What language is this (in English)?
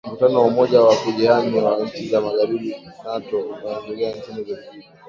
Swahili